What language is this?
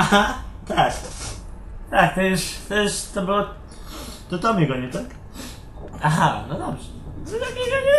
Polish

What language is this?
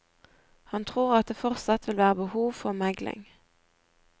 Norwegian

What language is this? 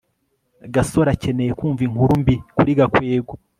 Kinyarwanda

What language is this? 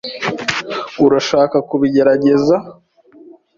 Kinyarwanda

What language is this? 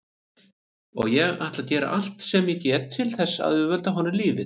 Icelandic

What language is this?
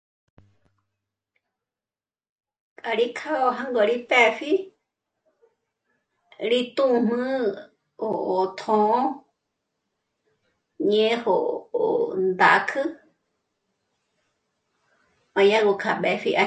Michoacán Mazahua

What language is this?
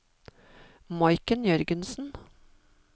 Norwegian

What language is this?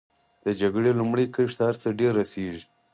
Pashto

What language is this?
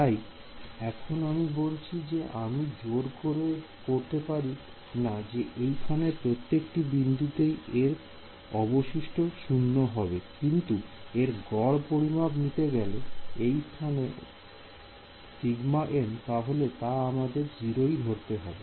Bangla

